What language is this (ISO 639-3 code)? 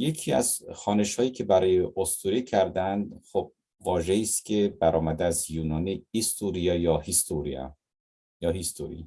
fas